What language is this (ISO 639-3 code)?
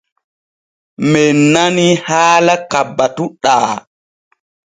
fue